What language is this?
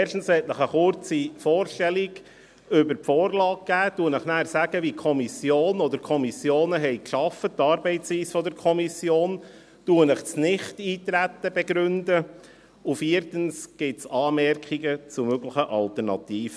Swiss German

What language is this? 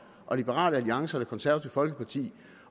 Danish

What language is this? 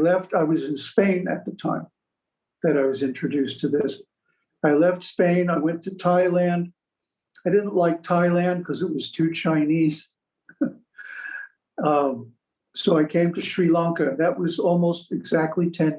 English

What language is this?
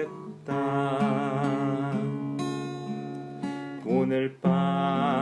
Korean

